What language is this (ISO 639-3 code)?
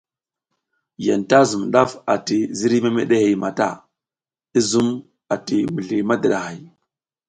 giz